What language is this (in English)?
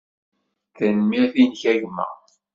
Kabyle